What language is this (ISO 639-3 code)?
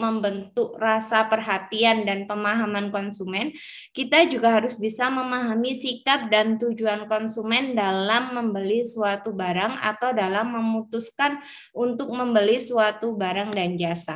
ind